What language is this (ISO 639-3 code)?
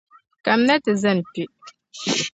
dag